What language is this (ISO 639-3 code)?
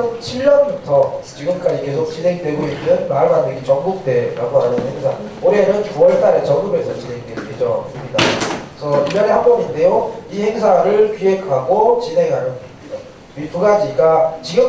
kor